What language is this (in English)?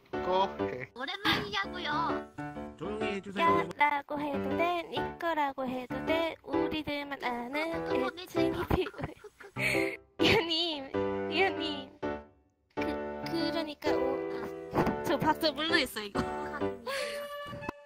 Korean